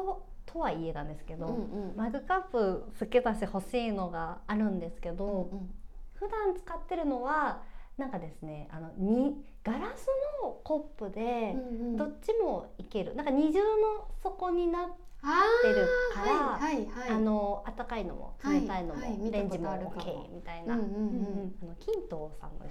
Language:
Japanese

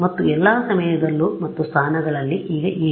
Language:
Kannada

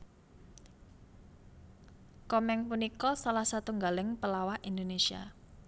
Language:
Javanese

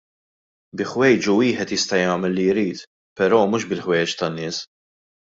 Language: Maltese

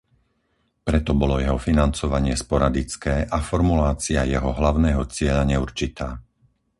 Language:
Slovak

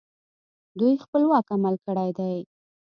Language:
Pashto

